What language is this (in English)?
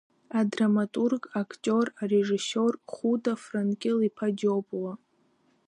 Abkhazian